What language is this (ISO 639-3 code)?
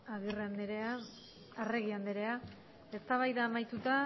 eus